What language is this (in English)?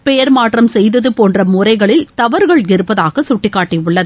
Tamil